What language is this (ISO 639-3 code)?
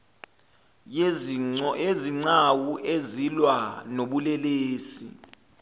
zul